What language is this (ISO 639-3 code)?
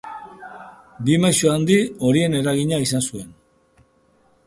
eus